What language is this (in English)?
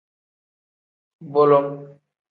Tem